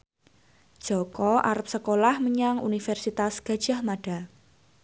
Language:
Javanese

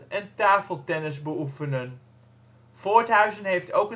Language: Dutch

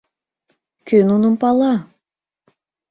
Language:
Mari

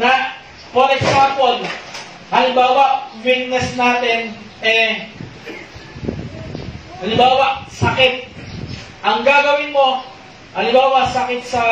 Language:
Filipino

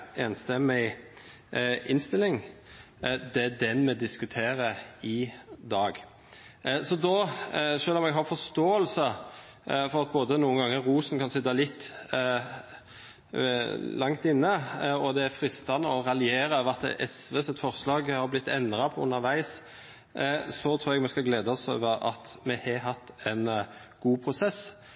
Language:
Norwegian Nynorsk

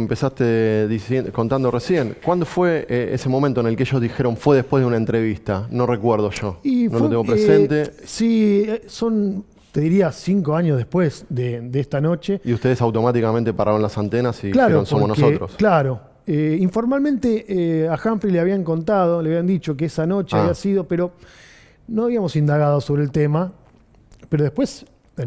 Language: Spanish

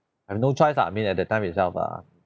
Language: English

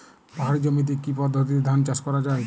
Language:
Bangla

